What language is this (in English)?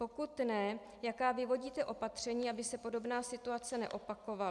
Czech